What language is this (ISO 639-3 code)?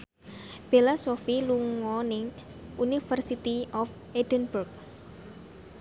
jav